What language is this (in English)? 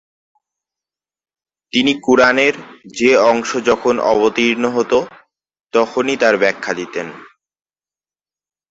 Bangla